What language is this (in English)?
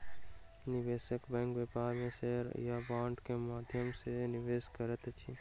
Maithili